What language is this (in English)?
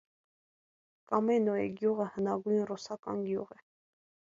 Armenian